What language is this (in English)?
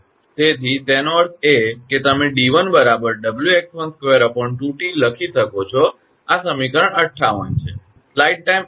Gujarati